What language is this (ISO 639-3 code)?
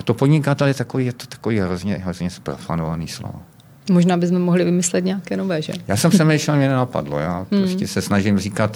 ces